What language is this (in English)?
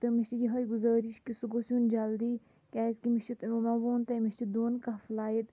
Kashmiri